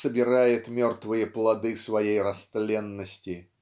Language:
Russian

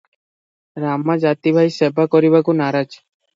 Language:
Odia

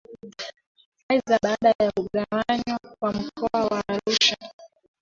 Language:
Swahili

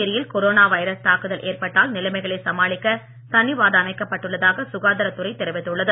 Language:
Tamil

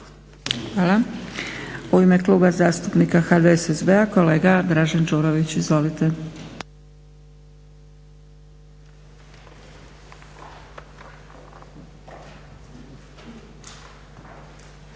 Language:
Croatian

